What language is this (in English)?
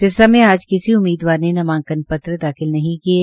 Hindi